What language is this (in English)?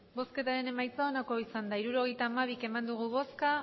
Basque